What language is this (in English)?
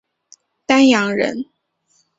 Chinese